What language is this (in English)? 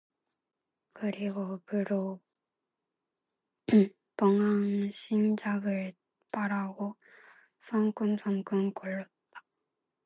Korean